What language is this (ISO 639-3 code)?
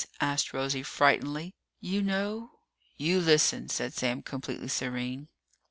eng